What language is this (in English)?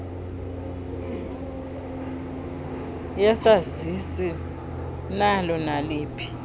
Xhosa